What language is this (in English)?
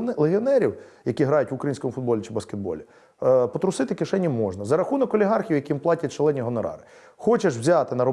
Ukrainian